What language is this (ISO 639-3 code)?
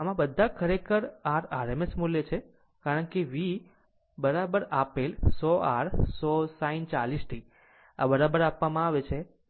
guj